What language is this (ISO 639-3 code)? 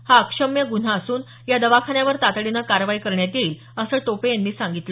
mar